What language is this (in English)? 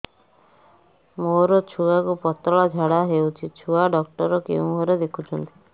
Odia